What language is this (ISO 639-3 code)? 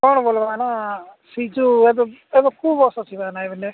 ori